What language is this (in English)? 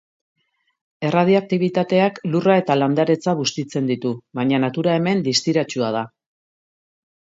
Basque